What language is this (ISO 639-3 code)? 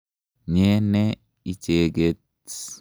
kln